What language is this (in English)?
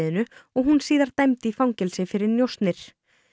Icelandic